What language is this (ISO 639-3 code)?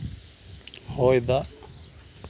sat